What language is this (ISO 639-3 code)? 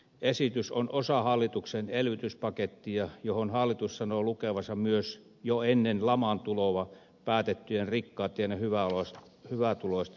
fin